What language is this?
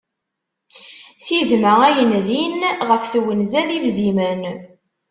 Kabyle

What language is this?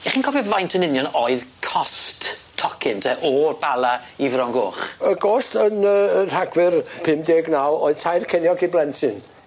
Welsh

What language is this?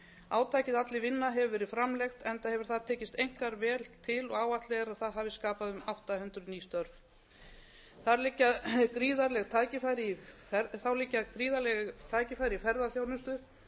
Icelandic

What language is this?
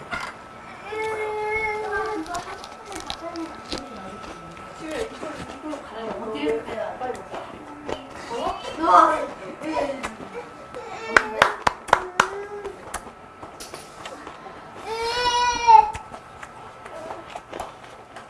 Korean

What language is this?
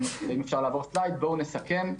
Hebrew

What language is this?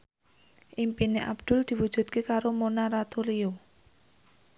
Javanese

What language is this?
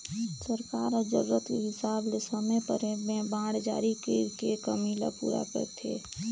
Chhattisgarhi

